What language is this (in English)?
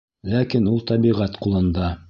Bashkir